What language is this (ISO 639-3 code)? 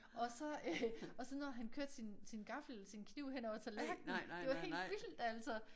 dan